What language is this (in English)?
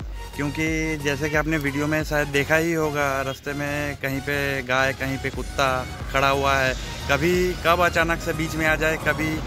Dutch